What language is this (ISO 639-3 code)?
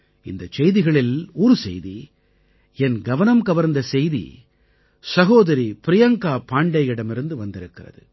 tam